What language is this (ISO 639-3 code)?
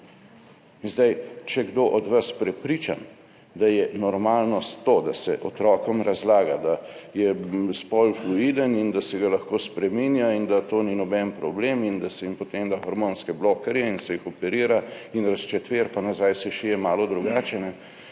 slv